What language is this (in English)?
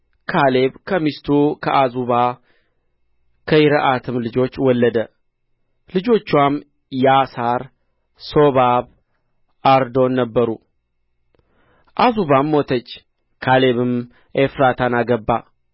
Amharic